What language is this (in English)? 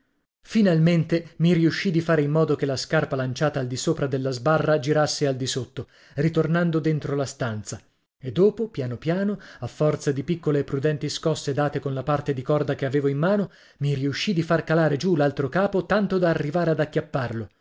Italian